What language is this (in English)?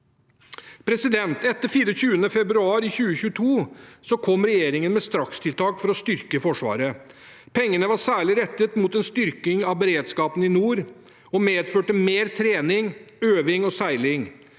Norwegian